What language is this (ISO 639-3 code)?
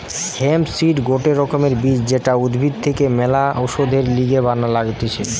ben